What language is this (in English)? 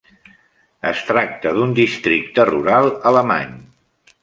Catalan